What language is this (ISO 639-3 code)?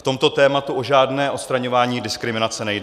ces